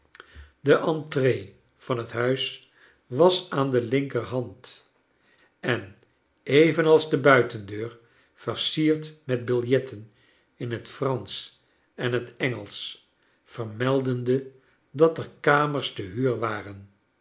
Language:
Dutch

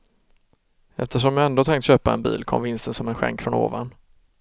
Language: Swedish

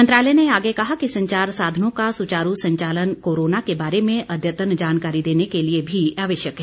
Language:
Hindi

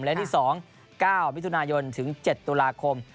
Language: Thai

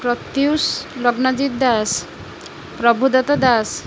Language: Odia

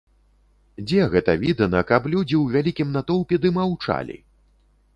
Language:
Belarusian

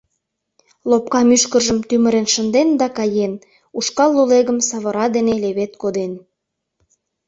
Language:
Mari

